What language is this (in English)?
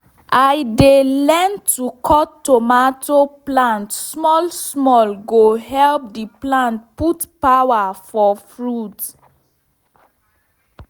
Nigerian Pidgin